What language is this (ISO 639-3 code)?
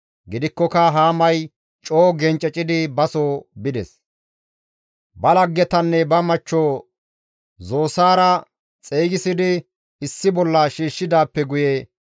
gmv